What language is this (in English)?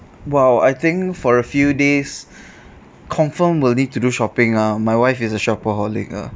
English